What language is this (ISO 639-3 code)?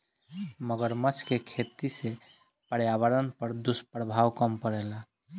bho